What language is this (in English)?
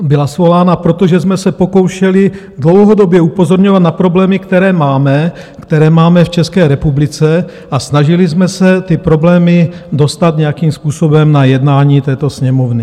Czech